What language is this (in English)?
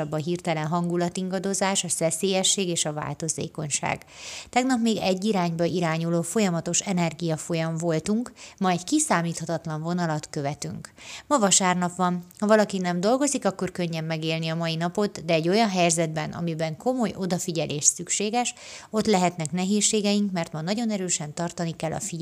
Hungarian